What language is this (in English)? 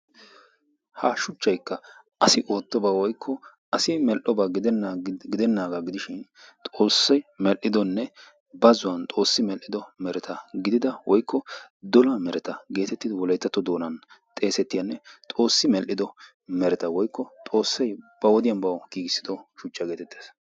Wolaytta